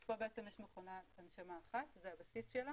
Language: Hebrew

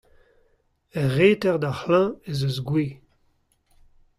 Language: Breton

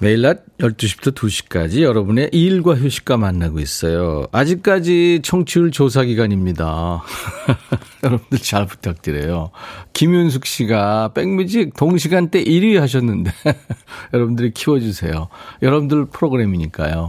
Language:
Korean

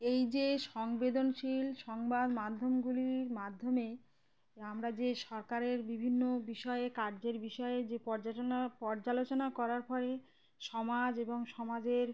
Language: Bangla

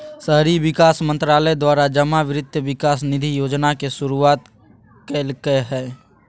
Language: Magahi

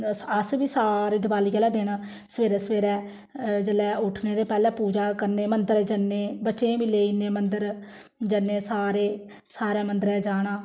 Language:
Dogri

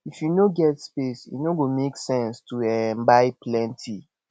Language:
Nigerian Pidgin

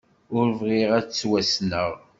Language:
Kabyle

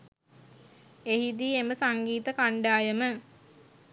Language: Sinhala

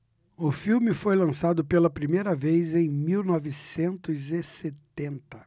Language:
Portuguese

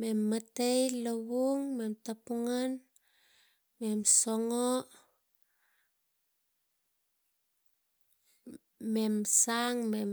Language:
Tigak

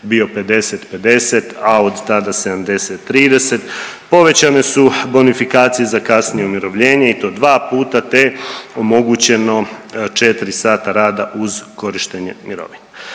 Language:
Croatian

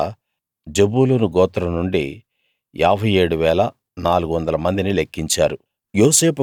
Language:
Telugu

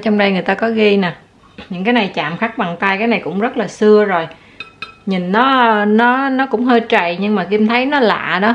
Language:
Vietnamese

